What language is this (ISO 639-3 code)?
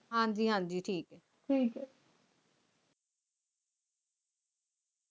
pan